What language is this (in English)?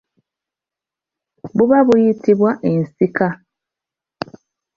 Ganda